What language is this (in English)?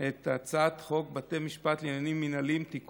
Hebrew